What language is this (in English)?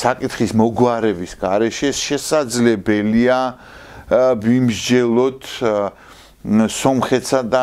Romanian